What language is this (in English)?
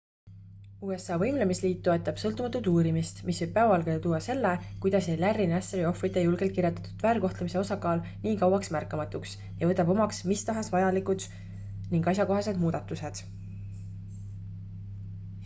Estonian